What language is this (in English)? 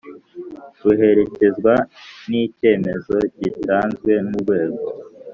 Kinyarwanda